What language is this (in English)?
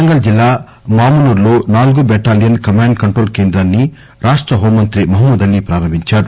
Telugu